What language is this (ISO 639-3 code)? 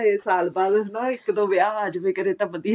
pan